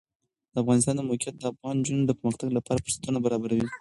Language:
Pashto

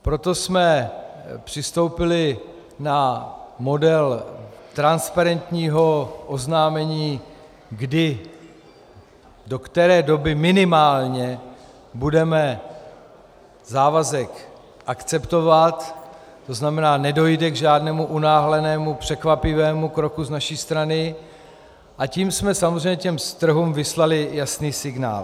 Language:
Czech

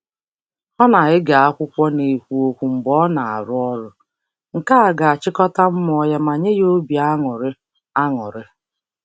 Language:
Igbo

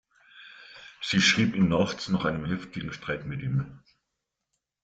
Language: German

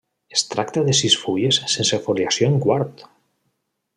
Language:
Catalan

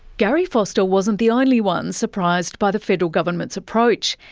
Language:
English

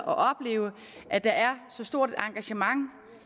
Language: Danish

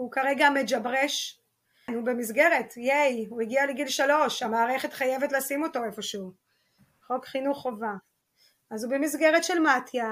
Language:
Hebrew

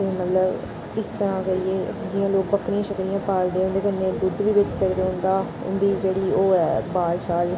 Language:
Dogri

